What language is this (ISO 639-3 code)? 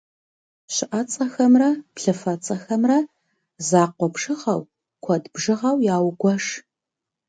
kbd